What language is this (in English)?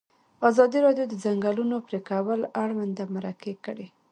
Pashto